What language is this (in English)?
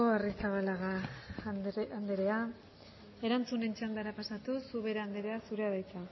Basque